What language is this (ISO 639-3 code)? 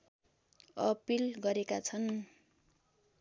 nep